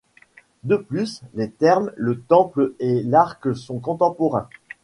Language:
French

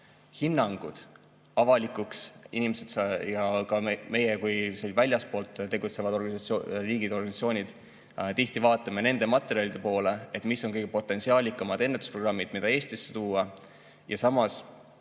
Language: Estonian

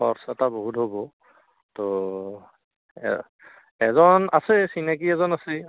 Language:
Assamese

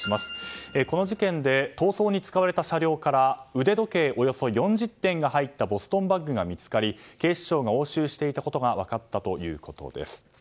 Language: Japanese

